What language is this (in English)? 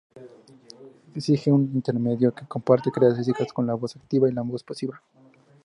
Spanish